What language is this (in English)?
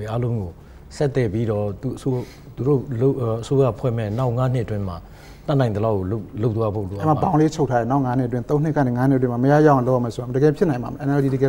Korean